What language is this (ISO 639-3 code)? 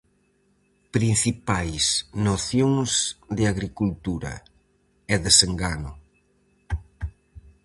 glg